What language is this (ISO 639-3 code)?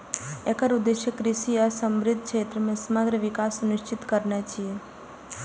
mai